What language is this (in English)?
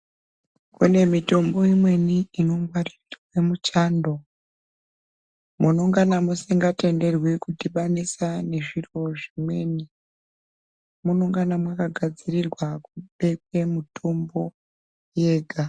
Ndau